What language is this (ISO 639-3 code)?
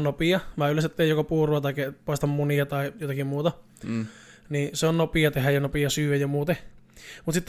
fin